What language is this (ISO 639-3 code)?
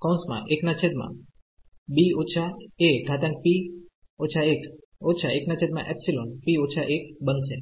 guj